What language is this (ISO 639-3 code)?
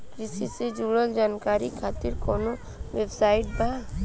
bho